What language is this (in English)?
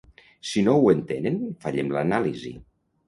Catalan